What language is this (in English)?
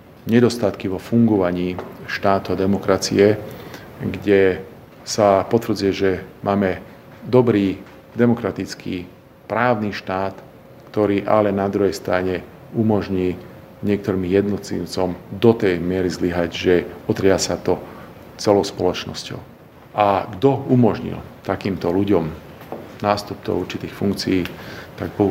Slovak